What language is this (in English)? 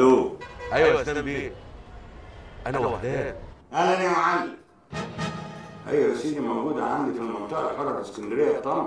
Arabic